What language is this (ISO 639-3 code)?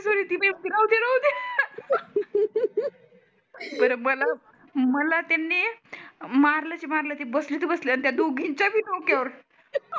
mar